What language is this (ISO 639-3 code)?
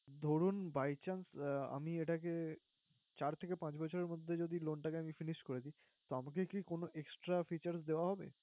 ben